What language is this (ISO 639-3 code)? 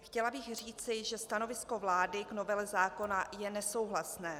ces